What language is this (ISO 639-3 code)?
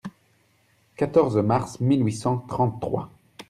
fra